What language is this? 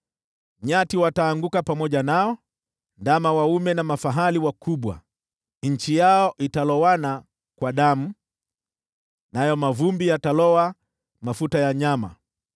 Swahili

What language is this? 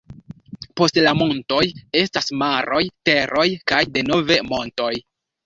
Esperanto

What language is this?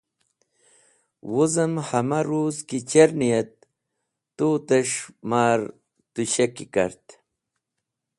Wakhi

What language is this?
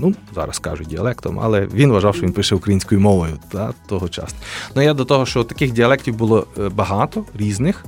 Ukrainian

